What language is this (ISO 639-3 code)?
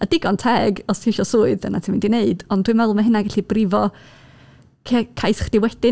cym